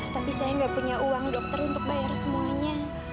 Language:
Indonesian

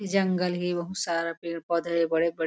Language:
Chhattisgarhi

